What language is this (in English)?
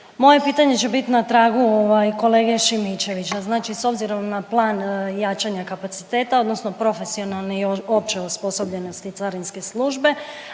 Croatian